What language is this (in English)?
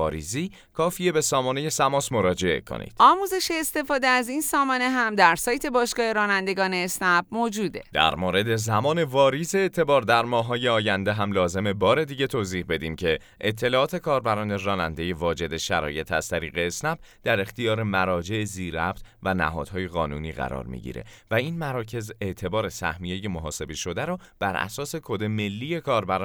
Persian